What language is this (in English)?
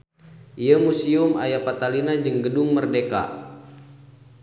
Sundanese